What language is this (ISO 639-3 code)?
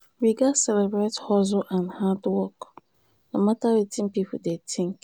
pcm